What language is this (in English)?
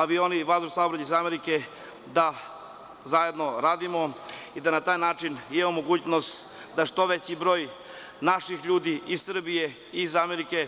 Serbian